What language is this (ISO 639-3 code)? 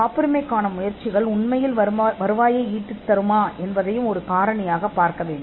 tam